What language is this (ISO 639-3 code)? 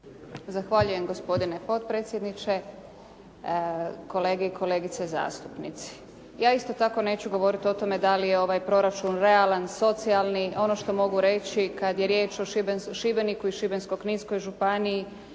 hrv